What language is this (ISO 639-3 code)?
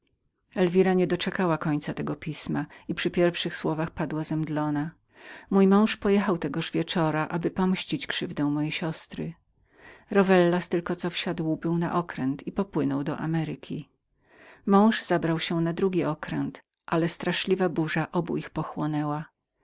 pol